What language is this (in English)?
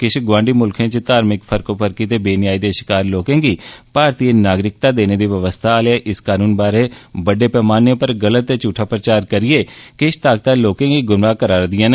Dogri